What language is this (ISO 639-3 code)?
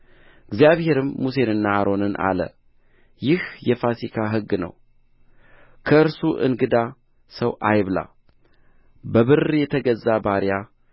amh